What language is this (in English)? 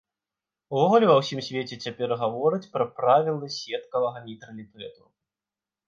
Belarusian